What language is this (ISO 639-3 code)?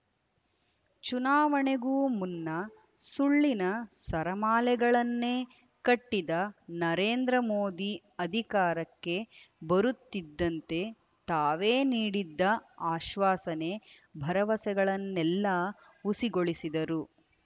kan